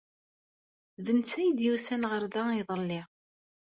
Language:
Kabyle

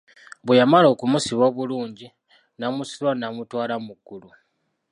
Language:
Ganda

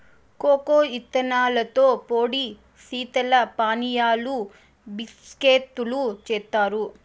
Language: Telugu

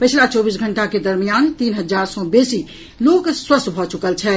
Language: Maithili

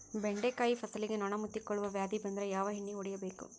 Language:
Kannada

